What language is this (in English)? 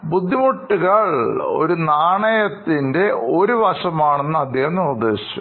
Malayalam